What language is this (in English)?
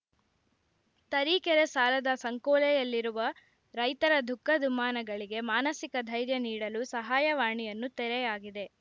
Kannada